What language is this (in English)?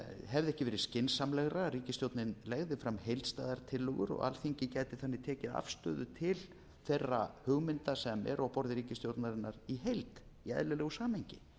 Icelandic